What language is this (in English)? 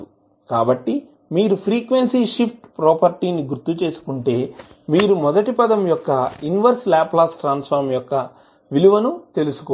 Telugu